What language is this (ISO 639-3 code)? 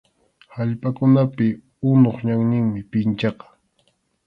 qxu